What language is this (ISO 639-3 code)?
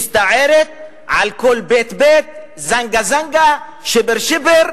heb